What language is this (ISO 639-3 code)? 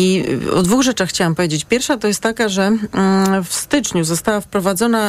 pol